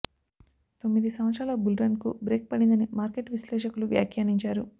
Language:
Telugu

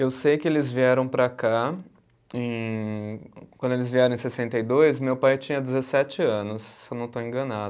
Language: Portuguese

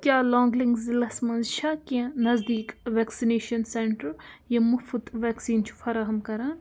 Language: Kashmiri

